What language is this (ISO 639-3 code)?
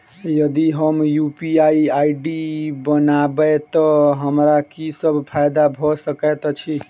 mai